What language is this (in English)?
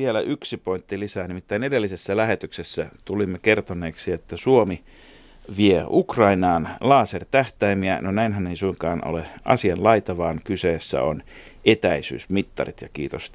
Finnish